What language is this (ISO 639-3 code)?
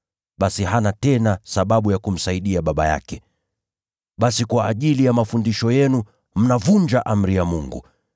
swa